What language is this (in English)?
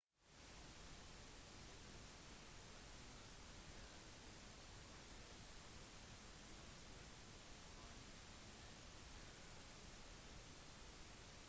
Norwegian Bokmål